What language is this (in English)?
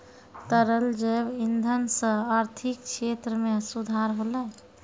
Maithili